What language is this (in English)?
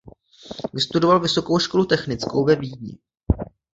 Czech